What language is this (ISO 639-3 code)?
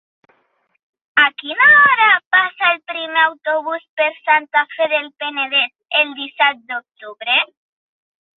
cat